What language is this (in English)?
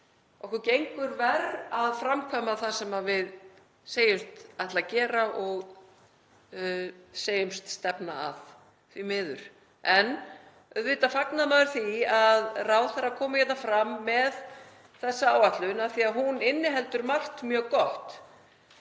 Icelandic